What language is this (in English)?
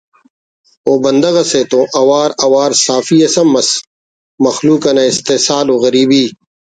Brahui